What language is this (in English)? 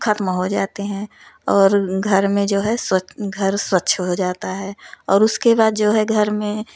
Hindi